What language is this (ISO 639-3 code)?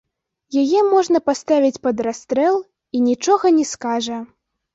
bel